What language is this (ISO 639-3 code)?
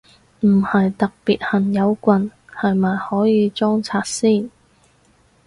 yue